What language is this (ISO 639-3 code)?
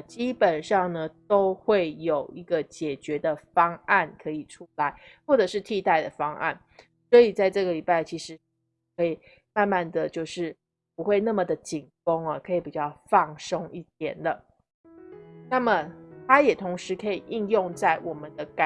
zho